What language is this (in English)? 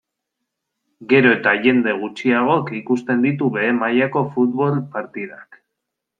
Basque